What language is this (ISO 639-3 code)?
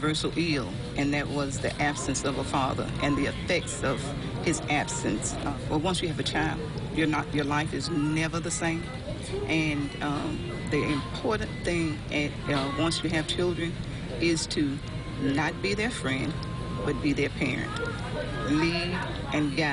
eng